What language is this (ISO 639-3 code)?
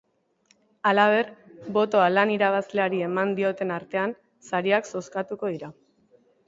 eus